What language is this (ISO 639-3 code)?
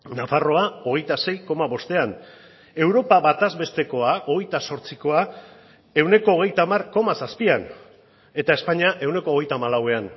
eus